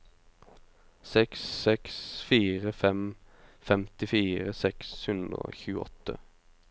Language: Norwegian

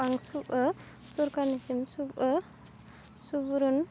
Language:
Bodo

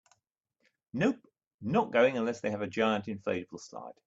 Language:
English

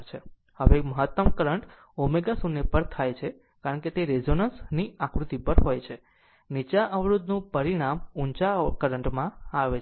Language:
Gujarati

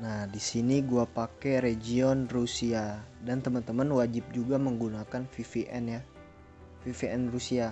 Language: Indonesian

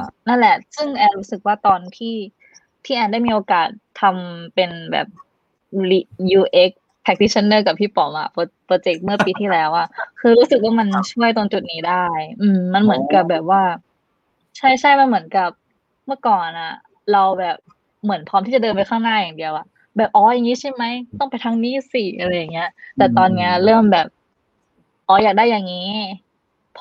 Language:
Thai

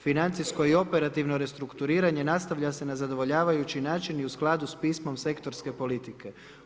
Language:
Croatian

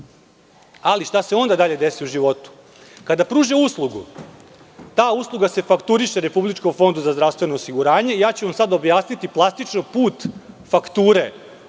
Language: Serbian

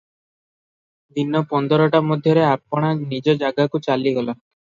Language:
Odia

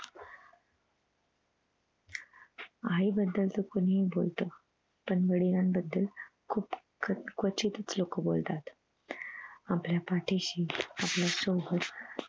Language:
Marathi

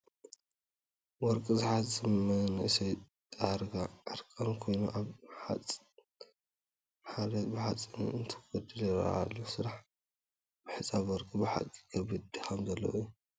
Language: Tigrinya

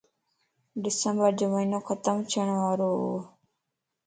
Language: Lasi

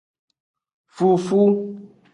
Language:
Aja (Benin)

